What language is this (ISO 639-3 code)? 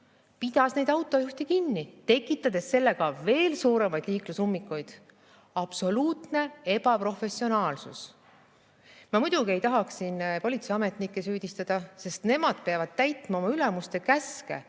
est